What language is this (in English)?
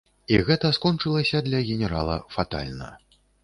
Belarusian